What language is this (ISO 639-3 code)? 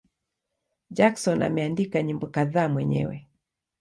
swa